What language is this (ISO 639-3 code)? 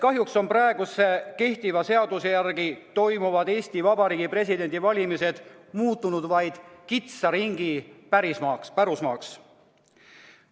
est